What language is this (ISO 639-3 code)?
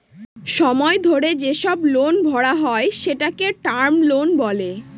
ben